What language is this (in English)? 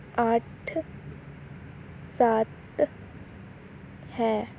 Punjabi